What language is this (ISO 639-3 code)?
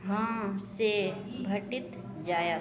mai